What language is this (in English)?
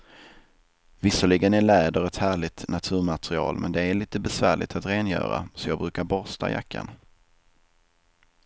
Swedish